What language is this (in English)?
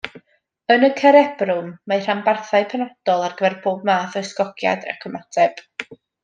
Welsh